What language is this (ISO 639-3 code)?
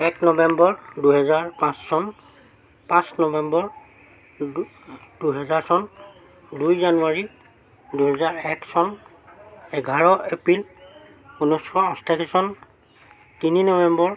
asm